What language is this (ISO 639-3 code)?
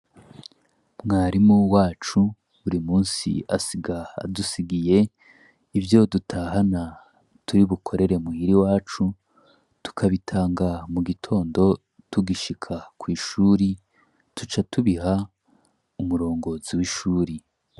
run